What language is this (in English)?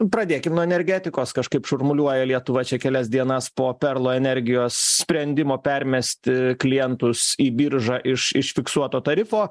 Lithuanian